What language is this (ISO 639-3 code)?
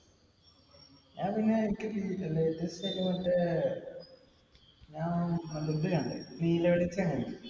mal